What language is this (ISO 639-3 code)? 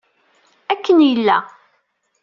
kab